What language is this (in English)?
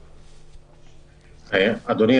Hebrew